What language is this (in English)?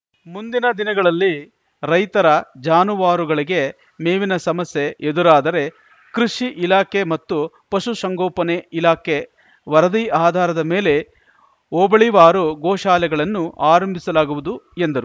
Kannada